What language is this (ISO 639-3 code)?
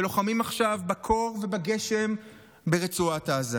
heb